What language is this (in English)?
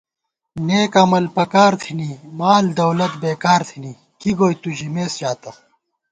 Gawar-Bati